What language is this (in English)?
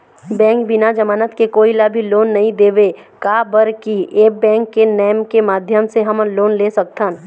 Chhattisgarhi